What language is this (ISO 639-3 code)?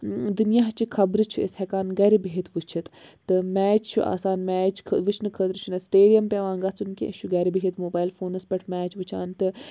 kas